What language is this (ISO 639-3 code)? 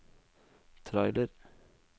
nor